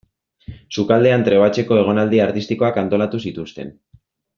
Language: Basque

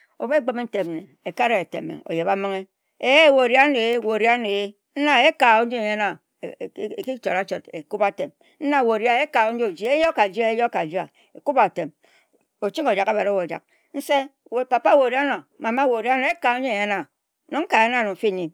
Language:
Ejagham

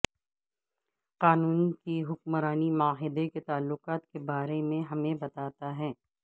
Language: Urdu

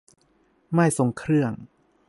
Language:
Thai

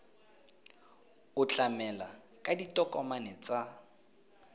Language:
Tswana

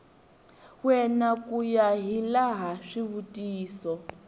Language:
Tsonga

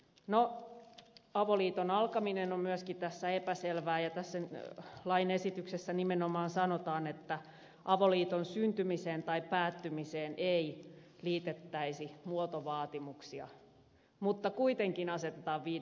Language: Finnish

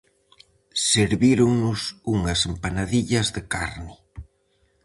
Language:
Galician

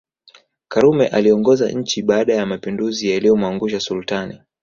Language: Swahili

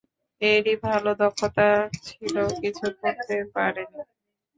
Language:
Bangla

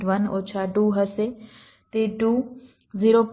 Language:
Gujarati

